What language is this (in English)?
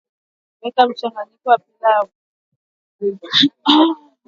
Swahili